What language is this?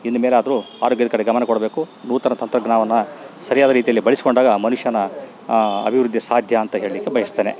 Kannada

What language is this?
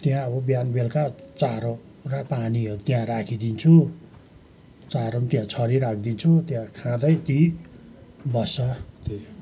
Nepali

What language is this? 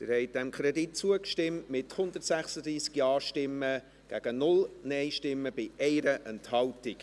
Swiss German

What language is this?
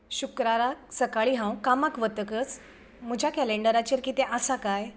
Konkani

